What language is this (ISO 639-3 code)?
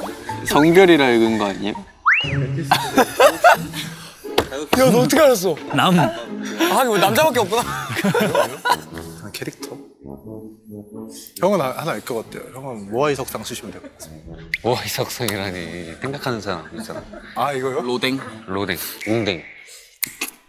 kor